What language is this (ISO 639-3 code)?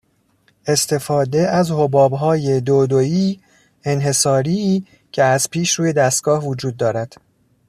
fas